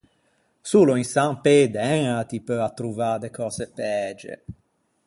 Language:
Ligurian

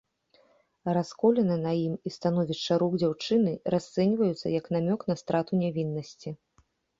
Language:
Belarusian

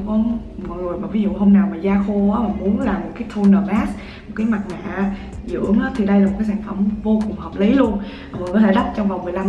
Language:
Vietnamese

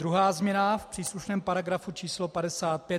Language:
Czech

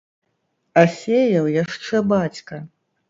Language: Belarusian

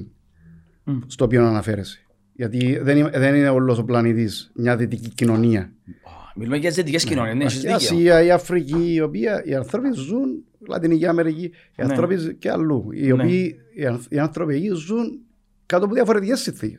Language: Greek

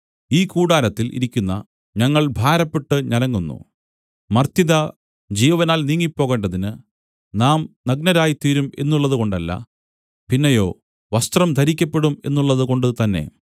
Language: Malayalam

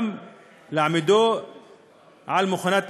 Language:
Hebrew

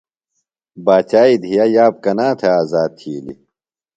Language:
Phalura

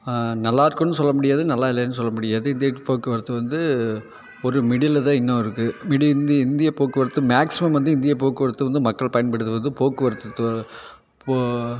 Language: Tamil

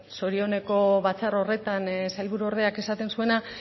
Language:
Basque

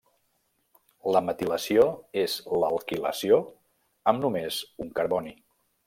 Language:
Catalan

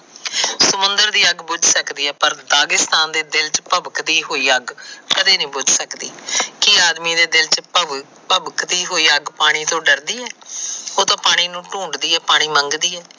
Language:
Punjabi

